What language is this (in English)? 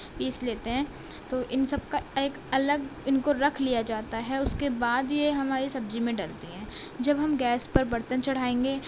Urdu